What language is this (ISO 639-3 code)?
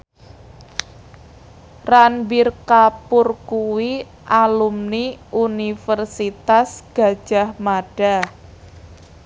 jav